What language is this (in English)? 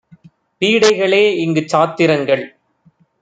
Tamil